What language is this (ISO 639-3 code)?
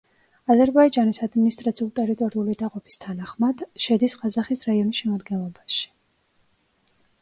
kat